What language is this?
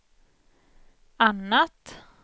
Swedish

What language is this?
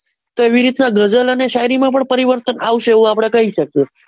Gujarati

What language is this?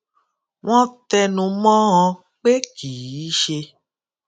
Yoruba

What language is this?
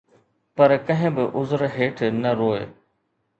Sindhi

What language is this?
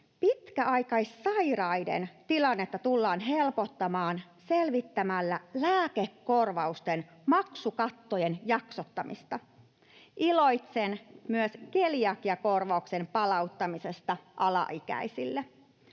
Finnish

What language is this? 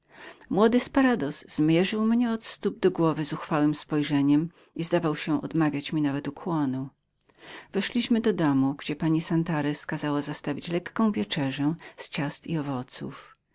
Polish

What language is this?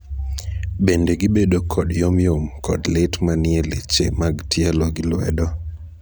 Luo (Kenya and Tanzania)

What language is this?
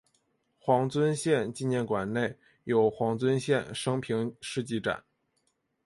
Chinese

